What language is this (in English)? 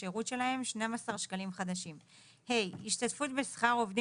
Hebrew